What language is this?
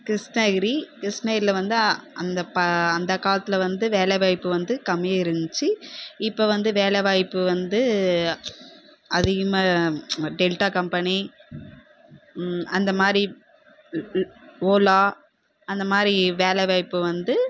Tamil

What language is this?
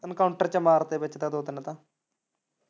Punjabi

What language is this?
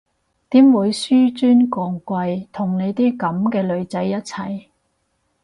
Cantonese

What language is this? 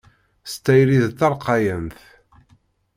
Kabyle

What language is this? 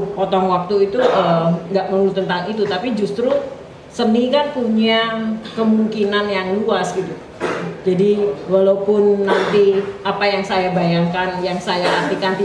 Indonesian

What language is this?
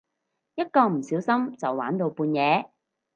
Cantonese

